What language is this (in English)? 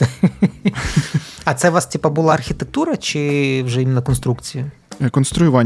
Ukrainian